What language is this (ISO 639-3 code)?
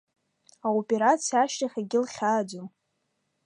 abk